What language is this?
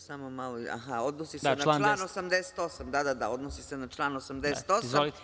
Serbian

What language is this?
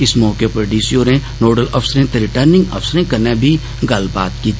Dogri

